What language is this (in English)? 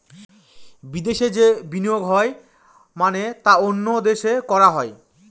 Bangla